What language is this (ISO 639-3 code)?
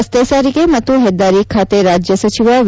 kan